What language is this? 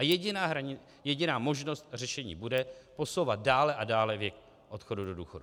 Czech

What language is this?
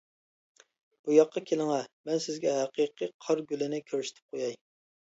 Uyghur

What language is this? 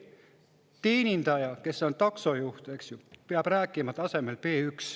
Estonian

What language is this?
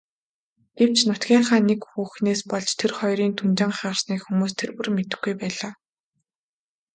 Mongolian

